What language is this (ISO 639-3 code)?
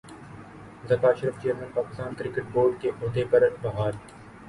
urd